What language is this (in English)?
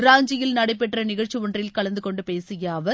Tamil